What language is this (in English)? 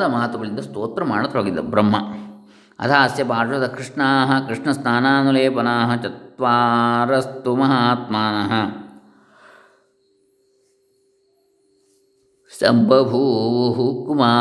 Kannada